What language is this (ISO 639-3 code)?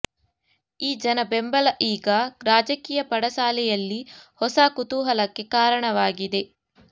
kan